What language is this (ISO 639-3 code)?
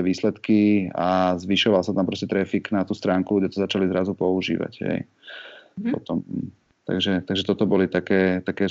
slk